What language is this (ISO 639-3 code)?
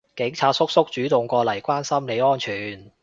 yue